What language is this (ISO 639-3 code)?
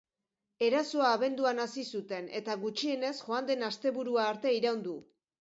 eus